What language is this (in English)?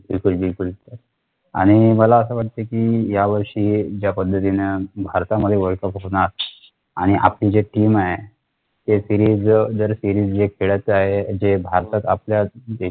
Marathi